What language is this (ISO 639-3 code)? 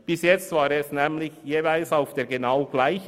gsw